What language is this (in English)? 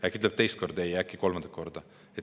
Estonian